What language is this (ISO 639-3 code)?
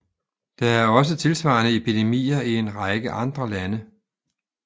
dan